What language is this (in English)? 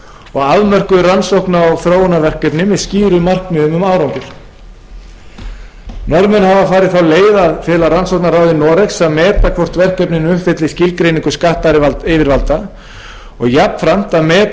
Icelandic